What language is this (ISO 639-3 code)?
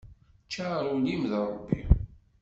kab